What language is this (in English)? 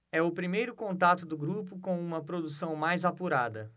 Portuguese